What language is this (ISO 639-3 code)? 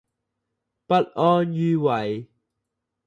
yue